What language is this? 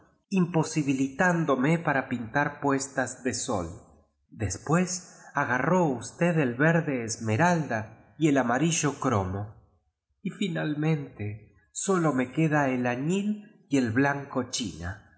Spanish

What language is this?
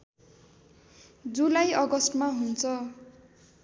Nepali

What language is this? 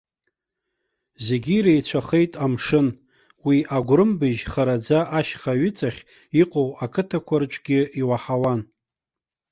Abkhazian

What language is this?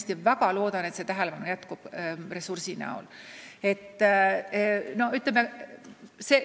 Estonian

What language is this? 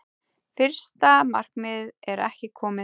Icelandic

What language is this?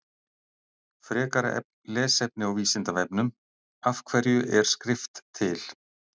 Icelandic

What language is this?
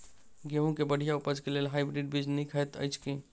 Maithili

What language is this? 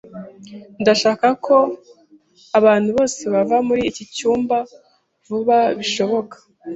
Kinyarwanda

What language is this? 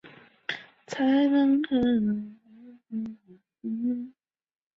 Chinese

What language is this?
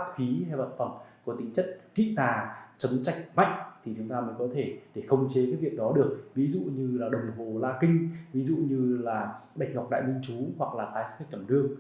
Vietnamese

